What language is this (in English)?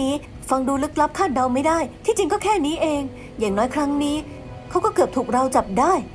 Thai